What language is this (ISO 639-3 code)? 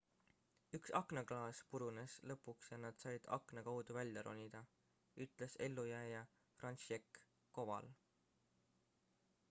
est